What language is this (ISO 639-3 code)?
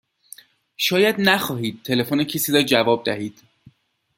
fas